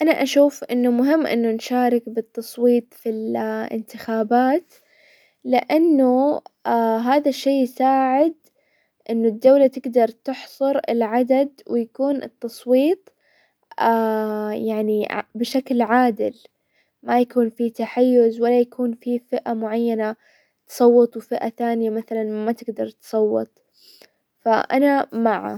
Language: Hijazi Arabic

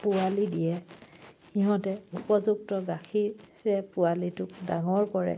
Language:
Assamese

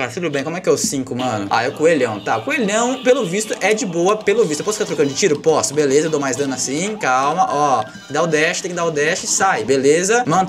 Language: Portuguese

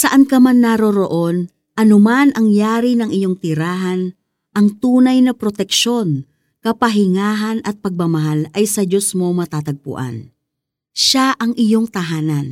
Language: Filipino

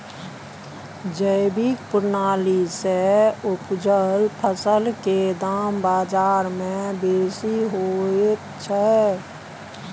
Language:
Maithili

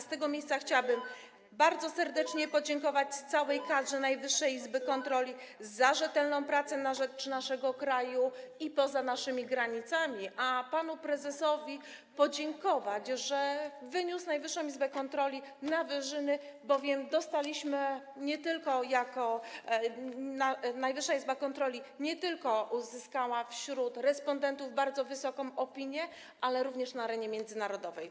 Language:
Polish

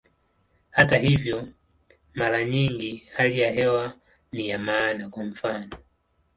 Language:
Swahili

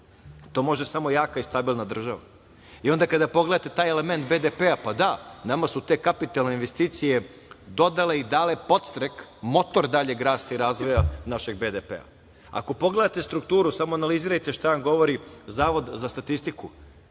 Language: Serbian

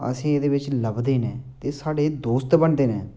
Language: Dogri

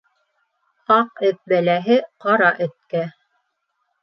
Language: Bashkir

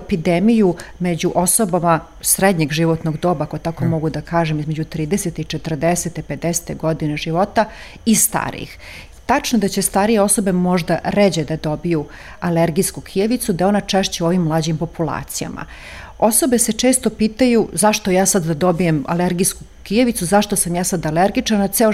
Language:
Croatian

